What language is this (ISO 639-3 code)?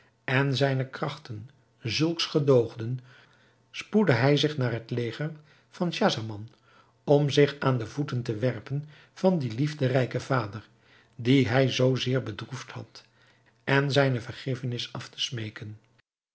nld